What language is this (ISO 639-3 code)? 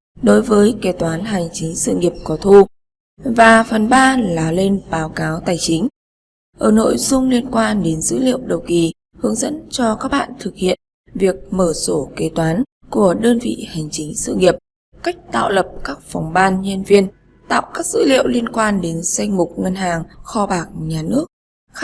vie